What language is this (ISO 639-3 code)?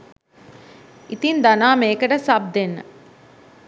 sin